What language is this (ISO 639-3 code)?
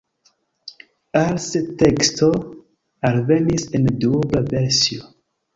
epo